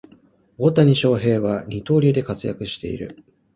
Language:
Japanese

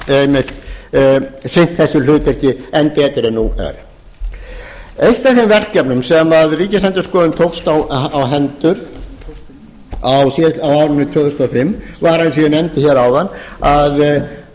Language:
Icelandic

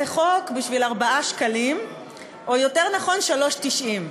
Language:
Hebrew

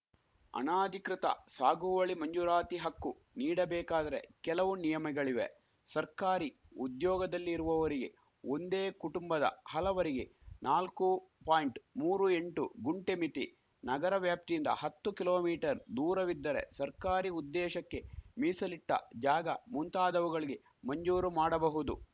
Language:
Kannada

